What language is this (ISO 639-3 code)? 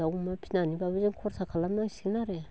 brx